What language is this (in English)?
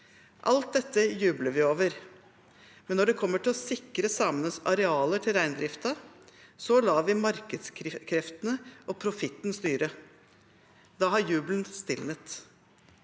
Norwegian